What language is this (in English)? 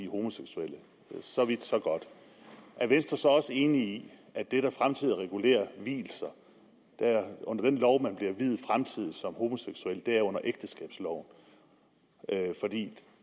Danish